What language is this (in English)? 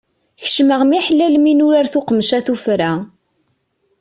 Kabyle